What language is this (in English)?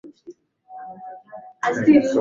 Swahili